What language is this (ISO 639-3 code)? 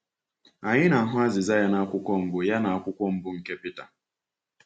ibo